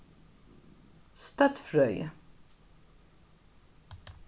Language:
Faroese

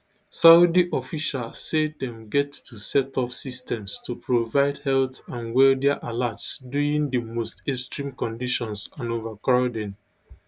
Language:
Nigerian Pidgin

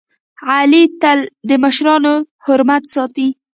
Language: Pashto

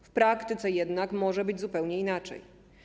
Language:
Polish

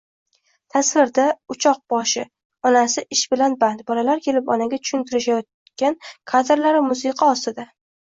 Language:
Uzbek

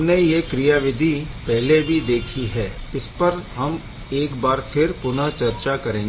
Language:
Hindi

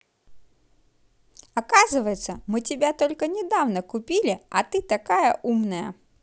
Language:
Russian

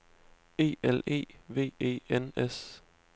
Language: Danish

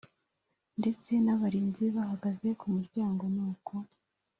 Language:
Kinyarwanda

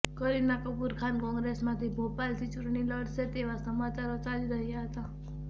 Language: Gujarati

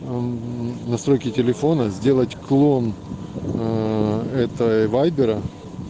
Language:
Russian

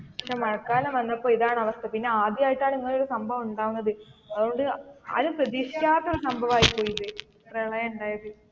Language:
Malayalam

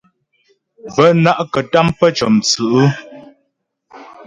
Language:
Ghomala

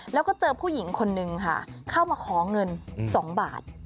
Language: Thai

